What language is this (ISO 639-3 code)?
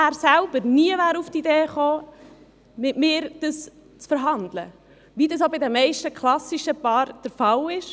gsw